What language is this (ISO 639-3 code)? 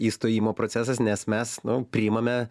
lit